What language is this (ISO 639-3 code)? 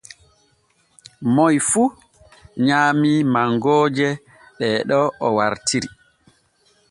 fue